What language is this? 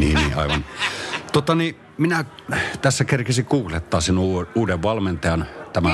Finnish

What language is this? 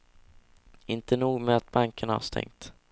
Swedish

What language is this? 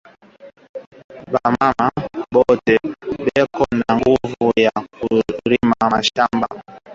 Swahili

